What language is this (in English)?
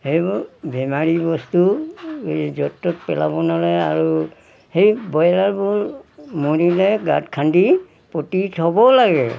Assamese